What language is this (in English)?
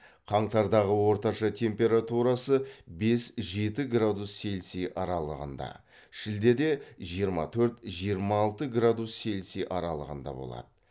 Kazakh